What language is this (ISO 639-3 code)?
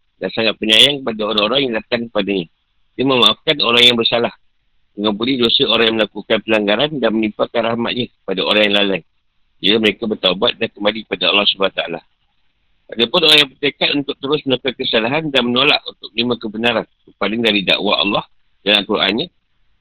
msa